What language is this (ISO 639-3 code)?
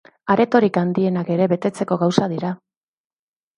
eus